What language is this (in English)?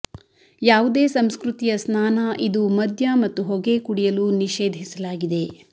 Kannada